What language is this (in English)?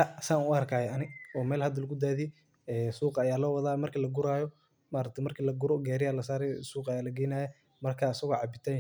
Somali